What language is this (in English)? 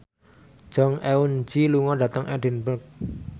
Javanese